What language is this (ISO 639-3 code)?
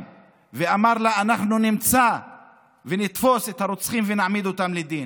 heb